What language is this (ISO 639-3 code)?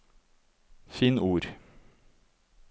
nor